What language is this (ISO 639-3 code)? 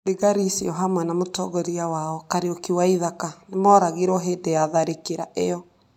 kik